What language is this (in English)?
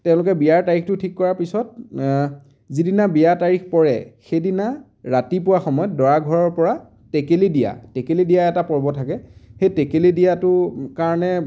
Assamese